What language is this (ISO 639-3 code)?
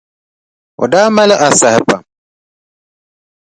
dag